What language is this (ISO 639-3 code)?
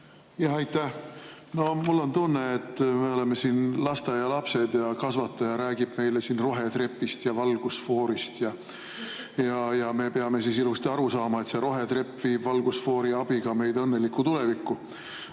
est